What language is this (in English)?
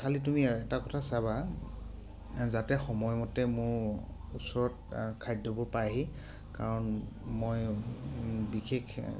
Assamese